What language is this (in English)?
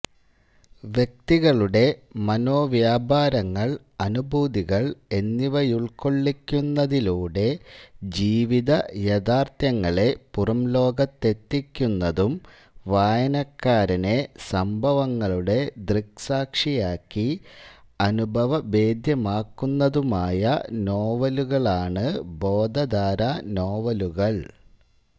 Malayalam